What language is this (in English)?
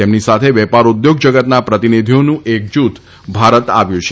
Gujarati